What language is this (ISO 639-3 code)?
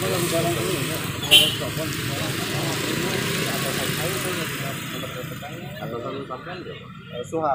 ind